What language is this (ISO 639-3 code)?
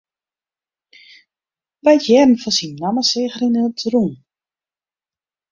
fry